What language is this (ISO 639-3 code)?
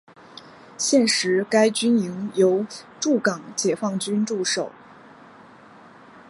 zho